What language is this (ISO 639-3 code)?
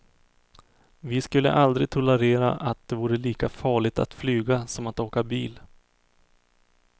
swe